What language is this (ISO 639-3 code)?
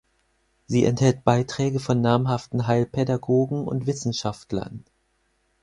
deu